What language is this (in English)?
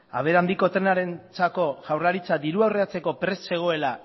Basque